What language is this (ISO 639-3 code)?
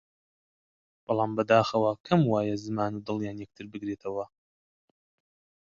ckb